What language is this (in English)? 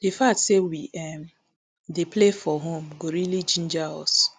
Nigerian Pidgin